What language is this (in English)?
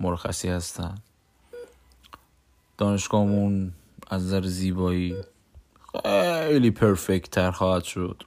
Persian